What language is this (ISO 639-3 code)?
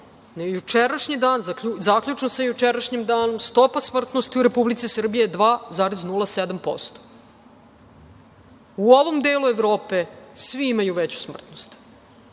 srp